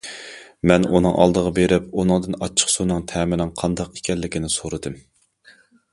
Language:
Uyghur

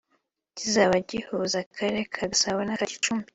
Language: Kinyarwanda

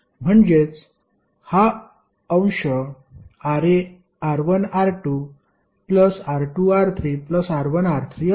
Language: Marathi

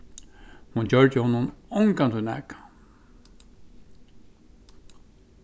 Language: Faroese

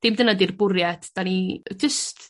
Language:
Welsh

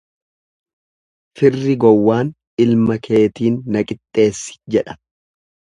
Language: Oromo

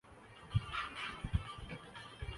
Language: Urdu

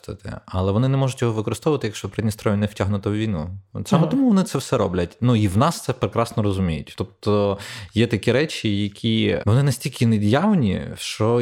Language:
Ukrainian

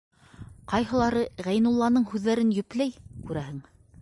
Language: Bashkir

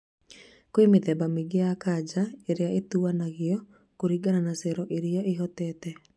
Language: Kikuyu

